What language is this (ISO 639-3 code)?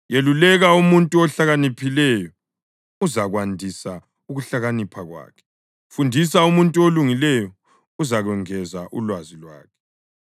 nde